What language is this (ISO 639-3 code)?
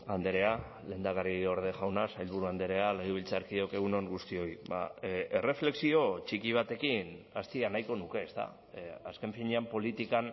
eus